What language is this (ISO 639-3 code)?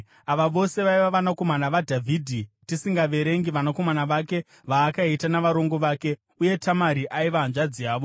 sna